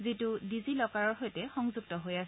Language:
Assamese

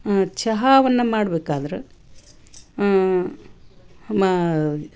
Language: Kannada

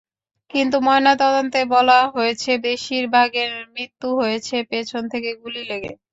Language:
Bangla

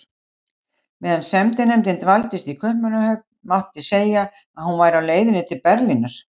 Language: Icelandic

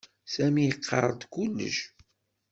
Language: Kabyle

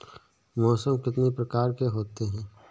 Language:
Hindi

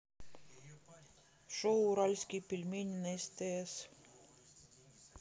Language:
Russian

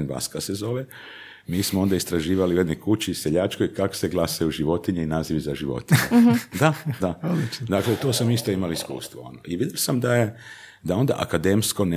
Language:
Croatian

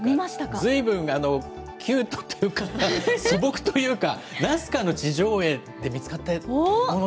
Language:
Japanese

